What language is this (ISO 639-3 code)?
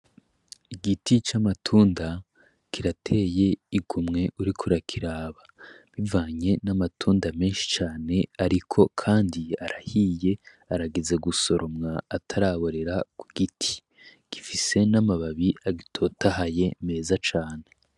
run